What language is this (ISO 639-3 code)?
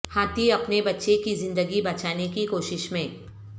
urd